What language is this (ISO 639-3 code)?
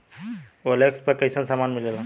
bho